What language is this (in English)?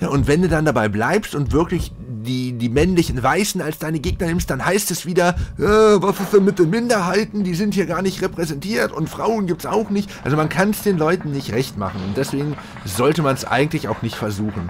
German